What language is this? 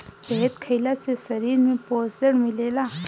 Bhojpuri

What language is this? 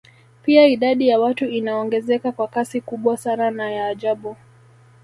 Swahili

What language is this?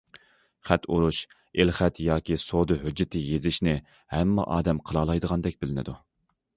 Uyghur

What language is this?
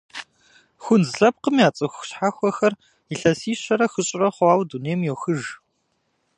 Kabardian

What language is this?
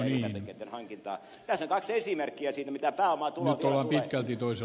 Finnish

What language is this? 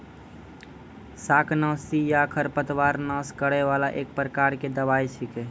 Maithili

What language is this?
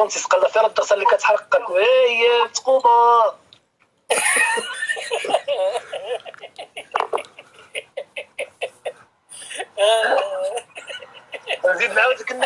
Arabic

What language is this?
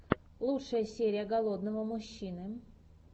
Russian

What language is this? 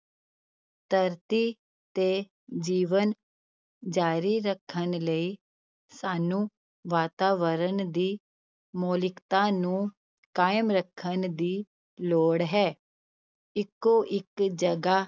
Punjabi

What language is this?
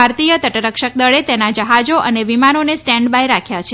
Gujarati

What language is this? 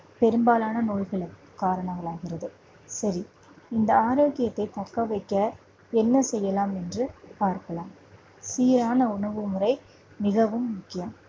Tamil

